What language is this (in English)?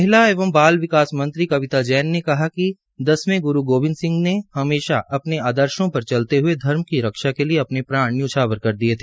Hindi